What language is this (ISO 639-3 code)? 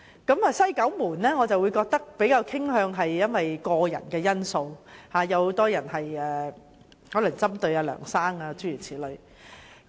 yue